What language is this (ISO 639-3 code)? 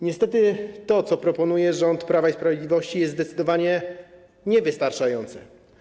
pol